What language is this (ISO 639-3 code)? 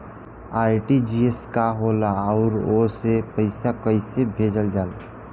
bho